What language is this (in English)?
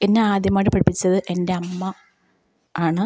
Malayalam